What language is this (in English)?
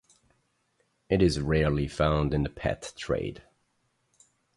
English